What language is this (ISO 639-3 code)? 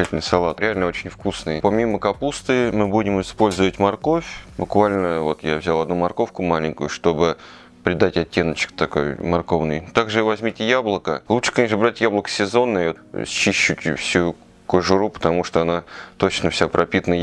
rus